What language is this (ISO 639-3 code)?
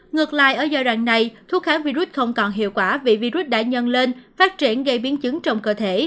vie